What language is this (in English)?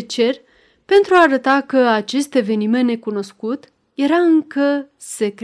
Romanian